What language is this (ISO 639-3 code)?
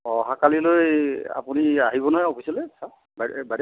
asm